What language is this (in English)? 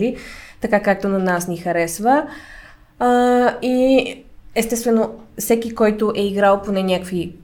Bulgarian